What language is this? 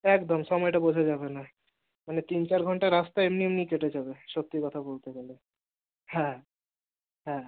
Bangla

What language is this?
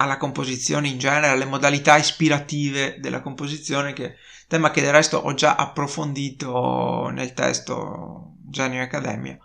Italian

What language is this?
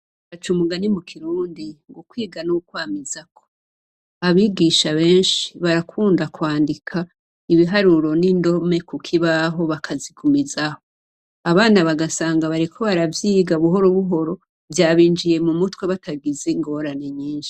Rundi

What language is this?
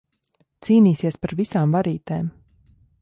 Latvian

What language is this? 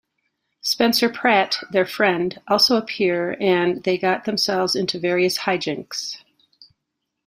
English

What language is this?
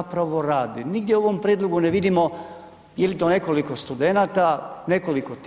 Croatian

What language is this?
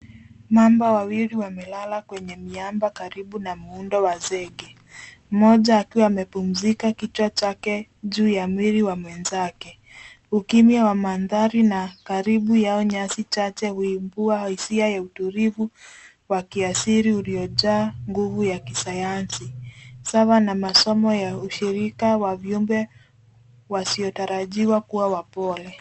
Swahili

